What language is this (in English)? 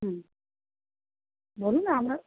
Bangla